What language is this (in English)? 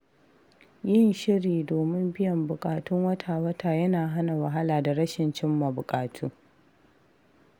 Hausa